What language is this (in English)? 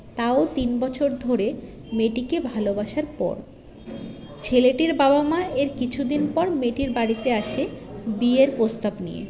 Bangla